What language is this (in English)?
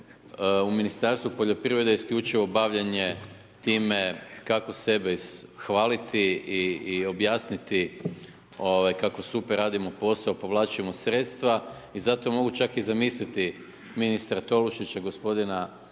Croatian